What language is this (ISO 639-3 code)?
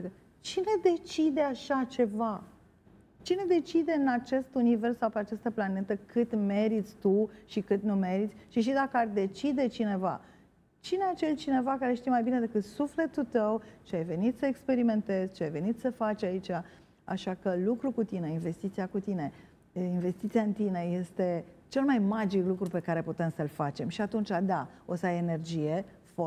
ron